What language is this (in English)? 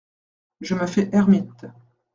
French